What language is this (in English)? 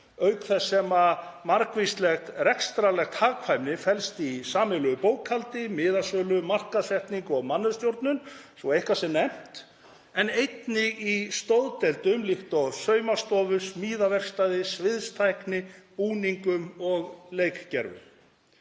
Icelandic